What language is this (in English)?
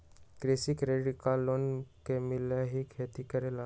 Magahi